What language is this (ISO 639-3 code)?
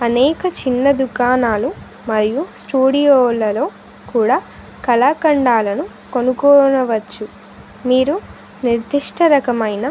tel